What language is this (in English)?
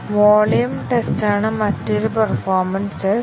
Malayalam